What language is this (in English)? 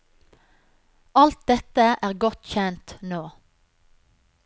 Norwegian